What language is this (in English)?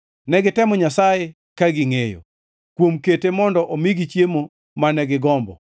Luo (Kenya and Tanzania)